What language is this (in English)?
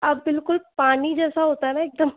Hindi